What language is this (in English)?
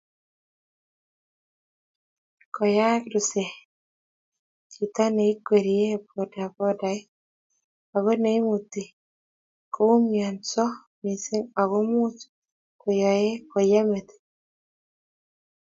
Kalenjin